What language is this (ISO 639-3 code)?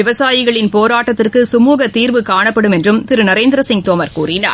tam